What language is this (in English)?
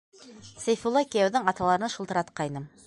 Bashkir